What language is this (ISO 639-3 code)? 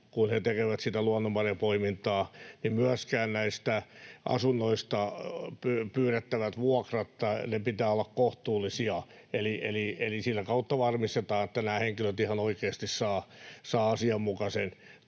fin